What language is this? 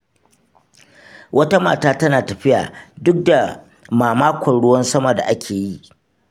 Hausa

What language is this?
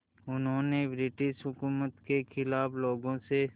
Hindi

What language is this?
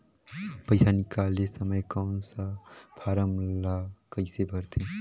Chhattisgarhi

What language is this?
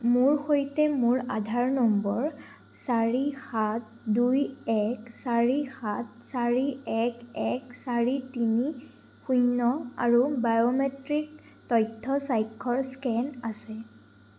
Assamese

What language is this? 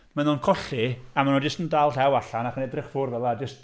Welsh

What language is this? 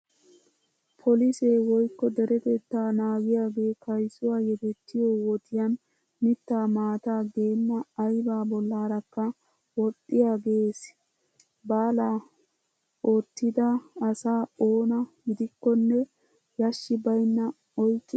Wolaytta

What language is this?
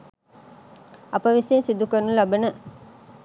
Sinhala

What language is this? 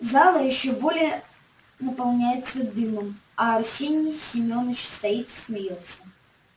Russian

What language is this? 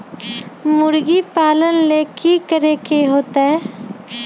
Magahi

